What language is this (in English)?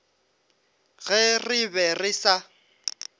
Northern Sotho